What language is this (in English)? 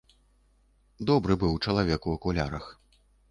Belarusian